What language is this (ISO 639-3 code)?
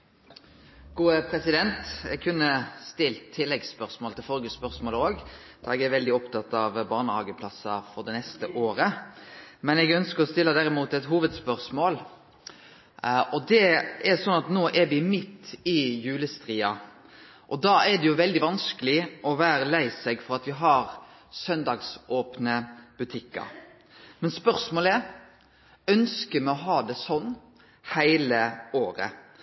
nno